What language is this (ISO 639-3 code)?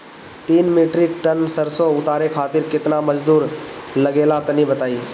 bho